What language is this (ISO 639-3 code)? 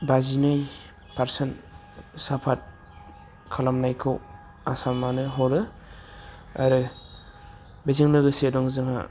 brx